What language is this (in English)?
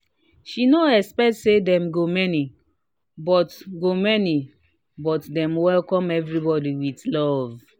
Nigerian Pidgin